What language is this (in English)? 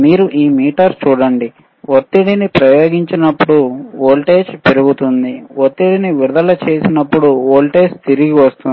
Telugu